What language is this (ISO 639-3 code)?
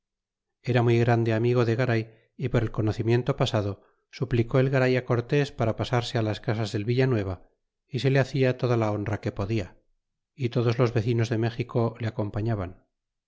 spa